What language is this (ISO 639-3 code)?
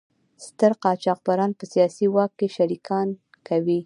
pus